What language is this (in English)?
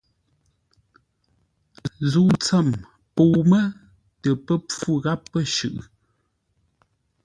Ngombale